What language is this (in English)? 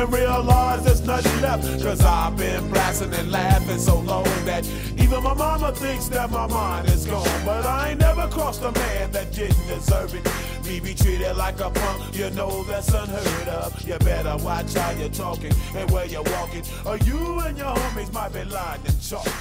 Croatian